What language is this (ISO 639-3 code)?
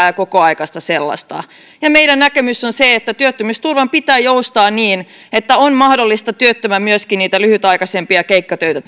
fin